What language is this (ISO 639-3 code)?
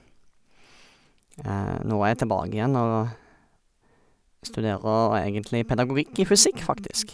nor